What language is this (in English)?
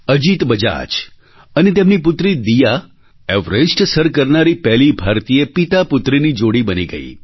Gujarati